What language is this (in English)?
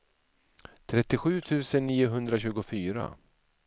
Swedish